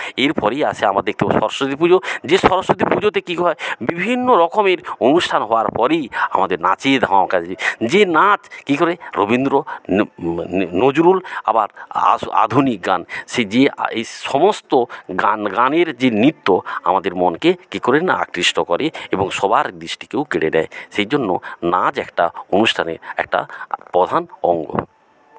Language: Bangla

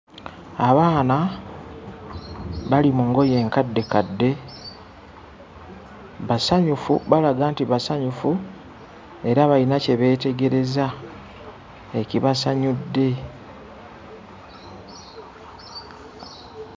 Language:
Ganda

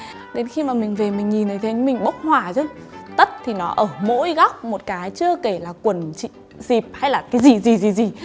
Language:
Vietnamese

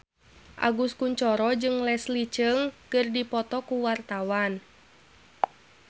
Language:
Sundanese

